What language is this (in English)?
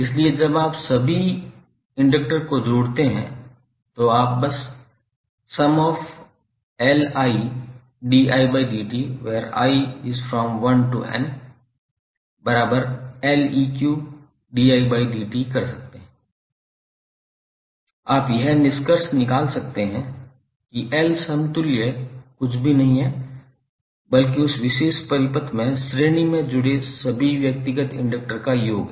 Hindi